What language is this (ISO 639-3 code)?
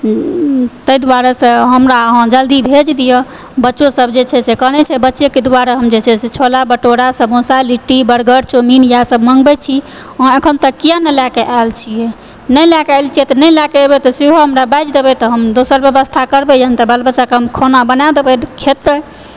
mai